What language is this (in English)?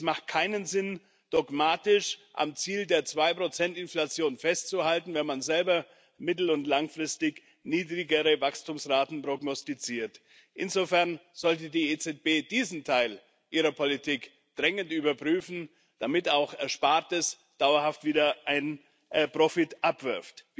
German